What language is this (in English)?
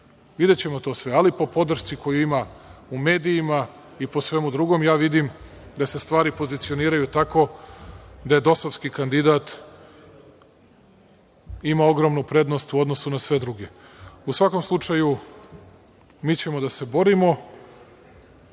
Serbian